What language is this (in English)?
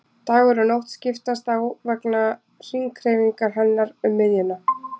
Icelandic